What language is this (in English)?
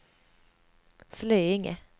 Swedish